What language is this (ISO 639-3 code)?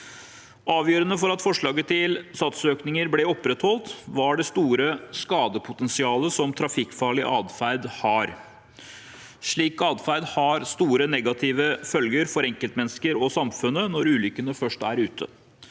nor